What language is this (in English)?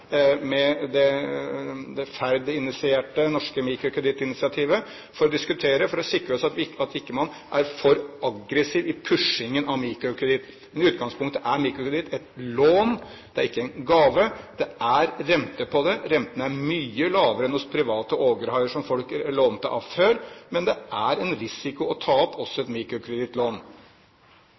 Norwegian Bokmål